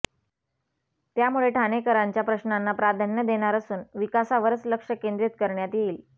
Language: Marathi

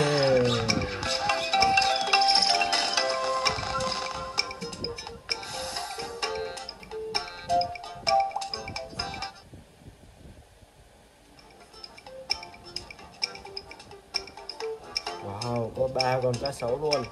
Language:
Vietnamese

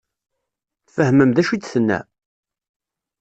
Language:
Kabyle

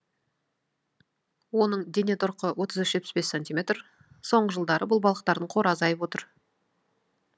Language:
Kazakh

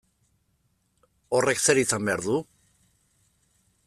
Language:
Basque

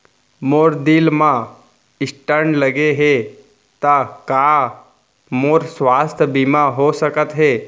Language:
Chhattisgarhi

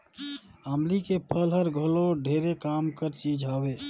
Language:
Chhattisgarhi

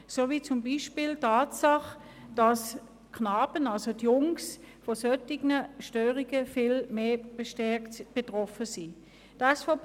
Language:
Swiss German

